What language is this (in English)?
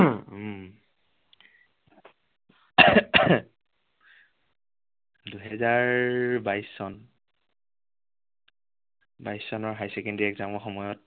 Assamese